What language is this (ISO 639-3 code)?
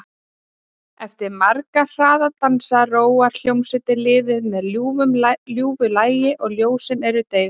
isl